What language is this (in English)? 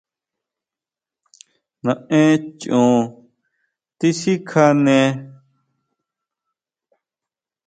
Huautla Mazatec